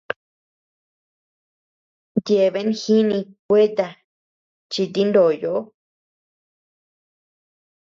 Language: Tepeuxila Cuicatec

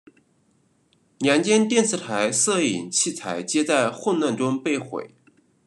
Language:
Chinese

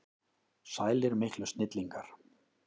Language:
Icelandic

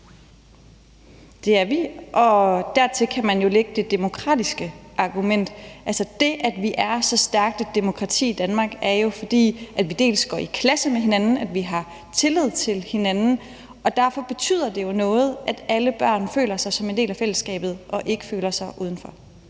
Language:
Danish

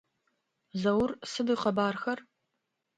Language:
Adyghe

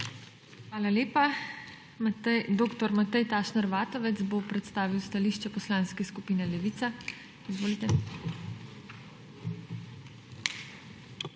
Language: Slovenian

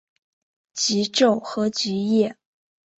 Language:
Chinese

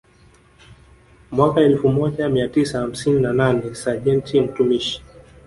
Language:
Swahili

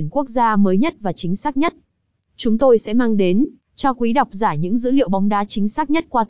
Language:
Vietnamese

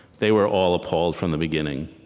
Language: English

